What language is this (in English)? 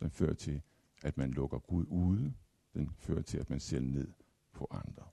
Danish